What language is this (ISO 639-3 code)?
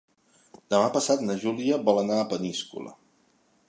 cat